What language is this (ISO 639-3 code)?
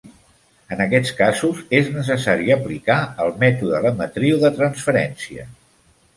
cat